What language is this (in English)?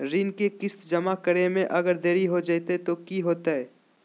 Magahi